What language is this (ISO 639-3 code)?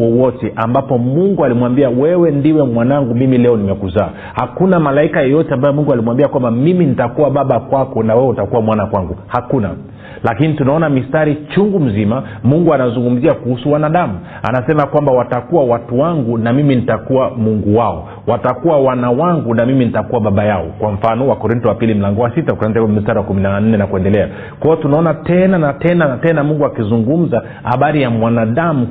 swa